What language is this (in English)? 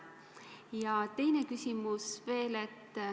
Estonian